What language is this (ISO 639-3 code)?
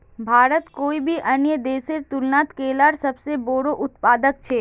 mag